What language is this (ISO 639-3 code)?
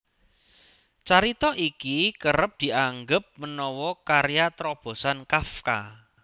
jav